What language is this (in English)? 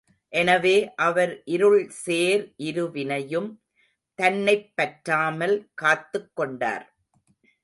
Tamil